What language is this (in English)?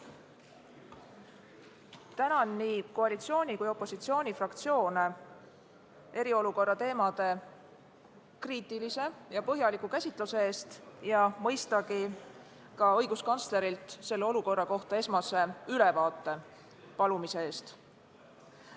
Estonian